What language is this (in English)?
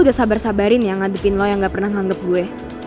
Indonesian